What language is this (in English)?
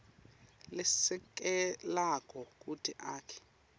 Swati